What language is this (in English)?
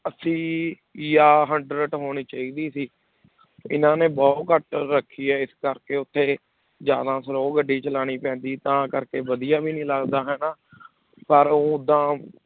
Punjabi